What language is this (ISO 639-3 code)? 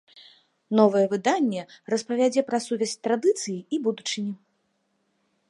bel